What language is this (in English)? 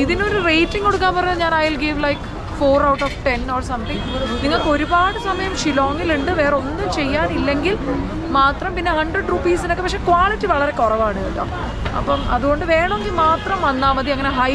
Malayalam